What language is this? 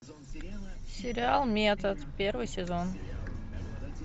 Russian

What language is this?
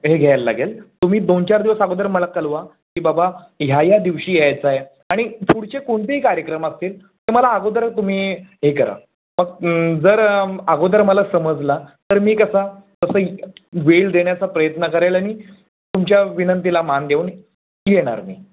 Marathi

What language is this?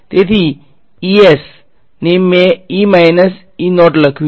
Gujarati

